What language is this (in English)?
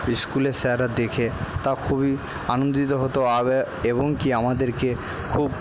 Bangla